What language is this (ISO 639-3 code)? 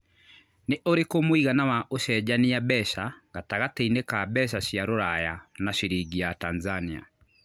kik